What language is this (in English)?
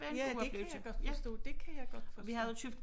Danish